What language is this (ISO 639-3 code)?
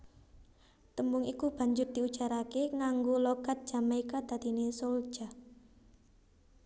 jav